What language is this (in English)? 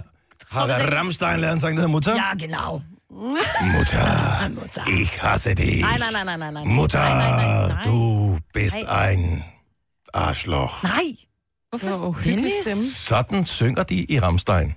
Danish